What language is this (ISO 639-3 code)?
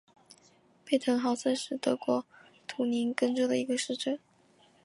zho